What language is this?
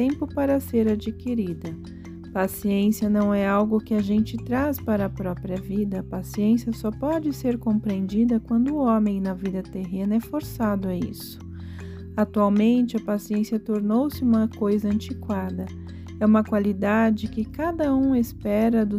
Portuguese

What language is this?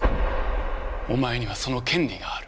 Japanese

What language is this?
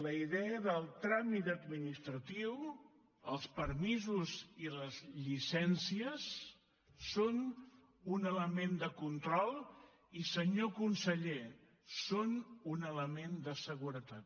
Catalan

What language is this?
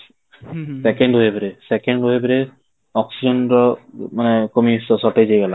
Odia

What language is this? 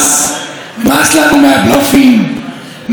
Hebrew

